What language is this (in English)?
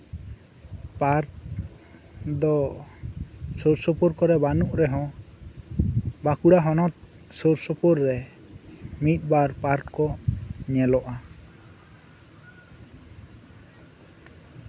Santali